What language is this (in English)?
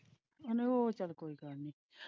Punjabi